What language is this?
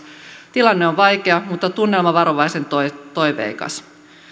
Finnish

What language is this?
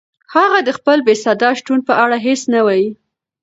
Pashto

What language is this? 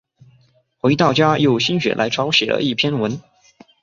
Chinese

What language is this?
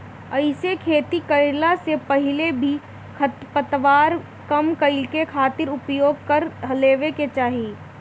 Bhojpuri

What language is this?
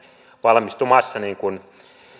Finnish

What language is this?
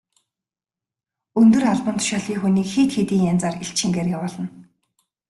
Mongolian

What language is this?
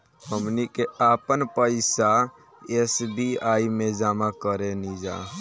Bhojpuri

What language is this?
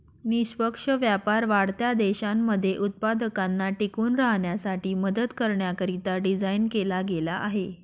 Marathi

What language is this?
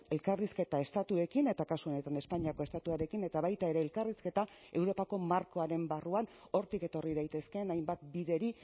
Basque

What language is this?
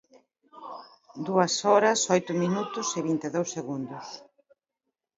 Galician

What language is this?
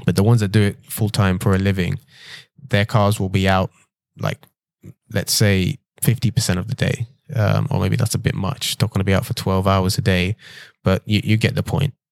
English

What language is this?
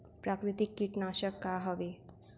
Chhattisgarhi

